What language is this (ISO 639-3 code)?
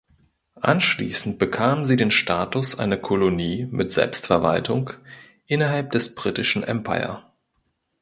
deu